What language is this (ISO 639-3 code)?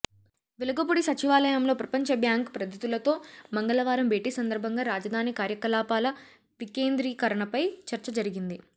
tel